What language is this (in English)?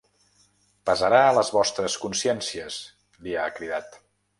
Catalan